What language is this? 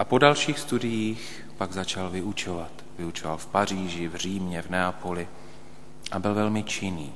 Czech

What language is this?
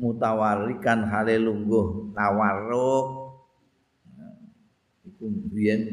Indonesian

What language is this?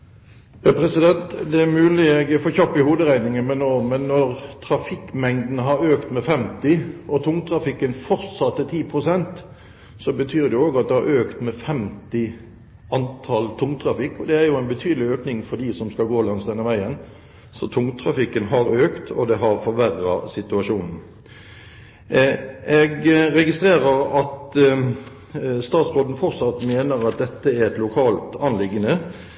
Norwegian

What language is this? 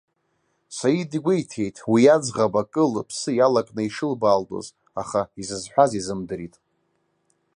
Abkhazian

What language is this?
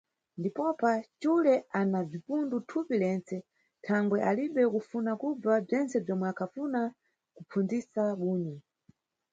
Nyungwe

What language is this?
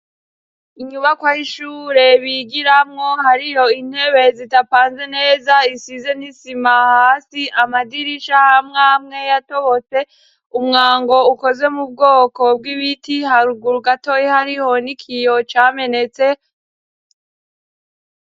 Rundi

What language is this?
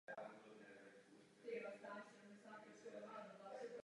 Czech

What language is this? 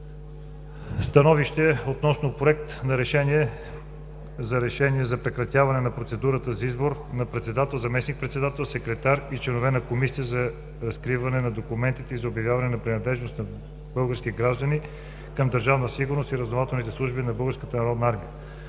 Bulgarian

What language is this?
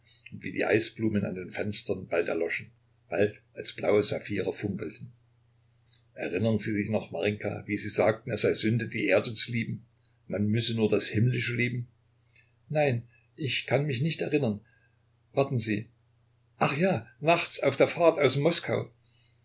German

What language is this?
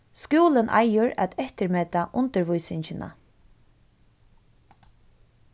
Faroese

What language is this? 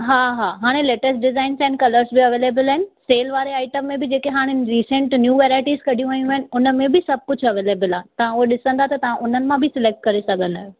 Sindhi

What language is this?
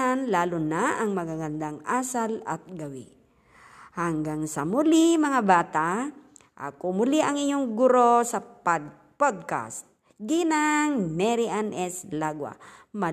Filipino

